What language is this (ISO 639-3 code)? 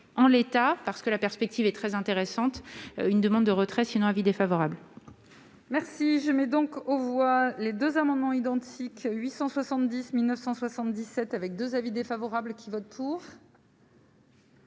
fra